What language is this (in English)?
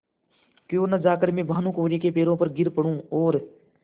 Hindi